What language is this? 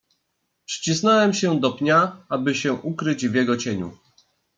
Polish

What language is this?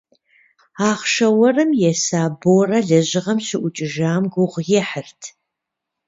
Kabardian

